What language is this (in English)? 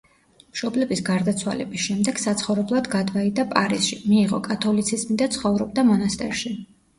Georgian